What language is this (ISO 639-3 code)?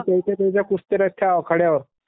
mar